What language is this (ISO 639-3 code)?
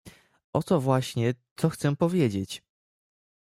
pol